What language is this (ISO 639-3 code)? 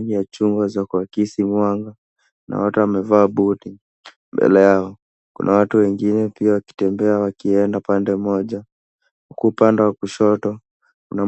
swa